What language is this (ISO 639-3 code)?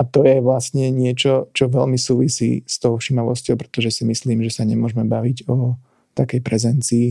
slk